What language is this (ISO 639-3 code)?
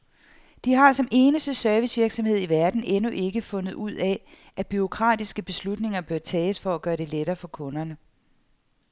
dan